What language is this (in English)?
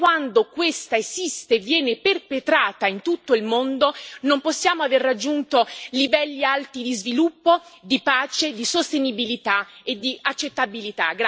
Italian